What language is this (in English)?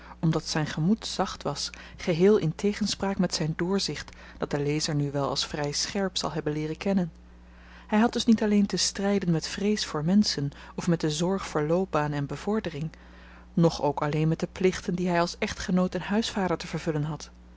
Dutch